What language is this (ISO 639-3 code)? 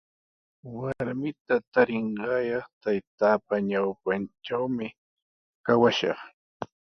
qws